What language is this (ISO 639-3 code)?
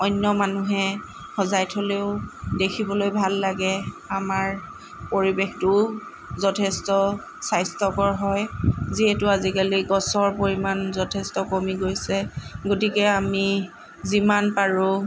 asm